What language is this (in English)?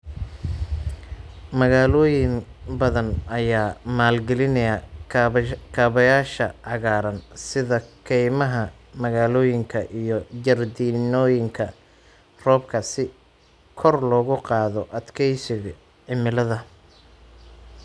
Somali